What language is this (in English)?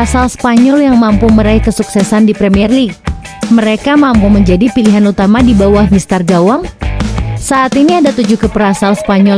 Indonesian